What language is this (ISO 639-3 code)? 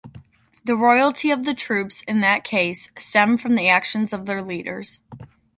eng